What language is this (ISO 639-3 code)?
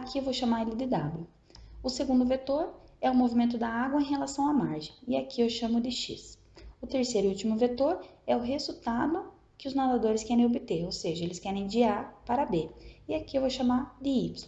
por